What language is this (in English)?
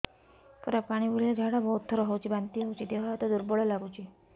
Odia